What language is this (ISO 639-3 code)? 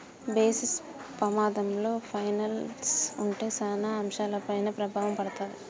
tel